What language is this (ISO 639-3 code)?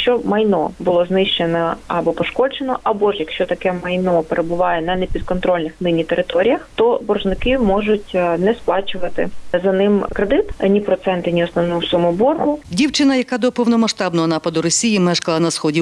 ukr